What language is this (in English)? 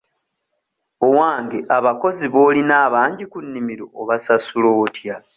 Ganda